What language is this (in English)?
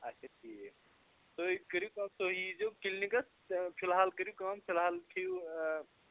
Kashmiri